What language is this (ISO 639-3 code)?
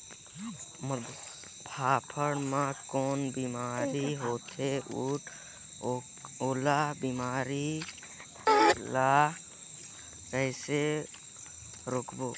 hne